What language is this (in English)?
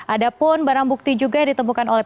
Indonesian